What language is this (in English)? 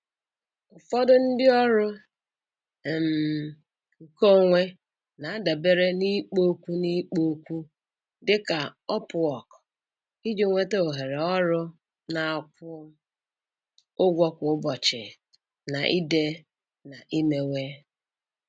Igbo